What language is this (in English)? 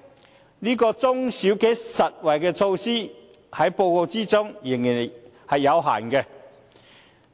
Cantonese